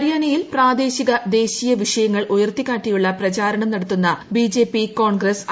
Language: Malayalam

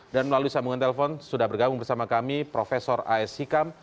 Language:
Indonesian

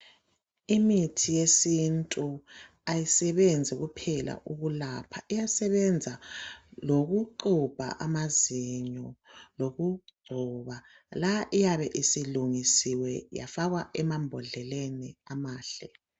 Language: North Ndebele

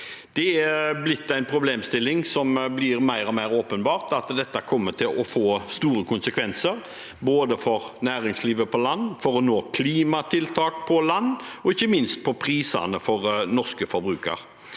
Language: Norwegian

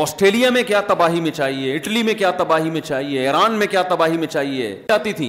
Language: Urdu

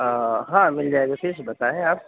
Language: Urdu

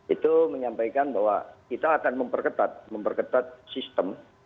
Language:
Indonesian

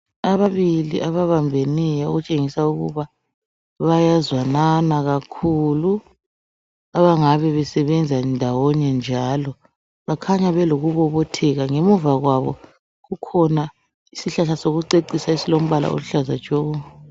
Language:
North Ndebele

